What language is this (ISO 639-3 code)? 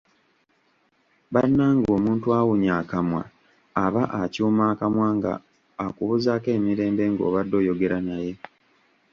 lug